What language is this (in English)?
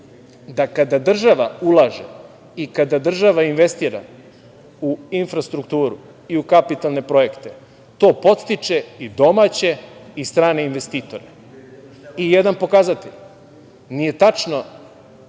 Serbian